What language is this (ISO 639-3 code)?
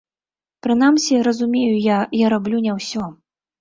bel